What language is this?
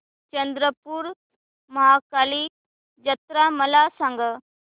Marathi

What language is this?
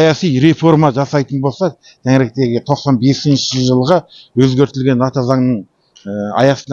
Kazakh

